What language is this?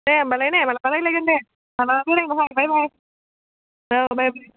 Bodo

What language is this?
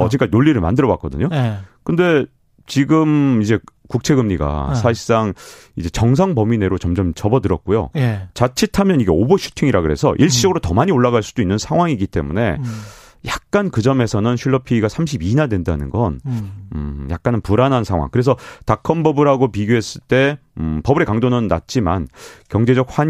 Korean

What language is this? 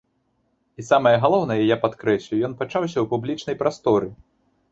Belarusian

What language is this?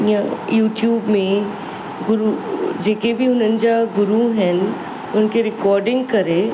Sindhi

